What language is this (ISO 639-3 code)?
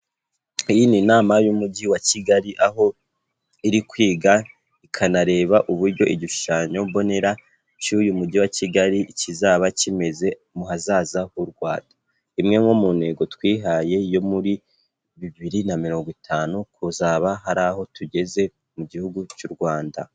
kin